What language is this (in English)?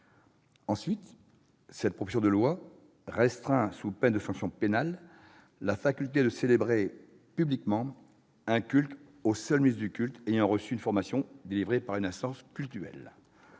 French